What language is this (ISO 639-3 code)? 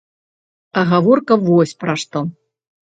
bel